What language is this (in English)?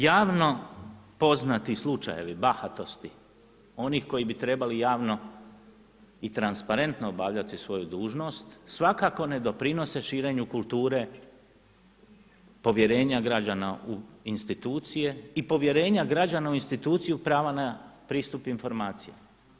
Croatian